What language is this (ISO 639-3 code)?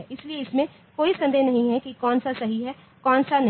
hin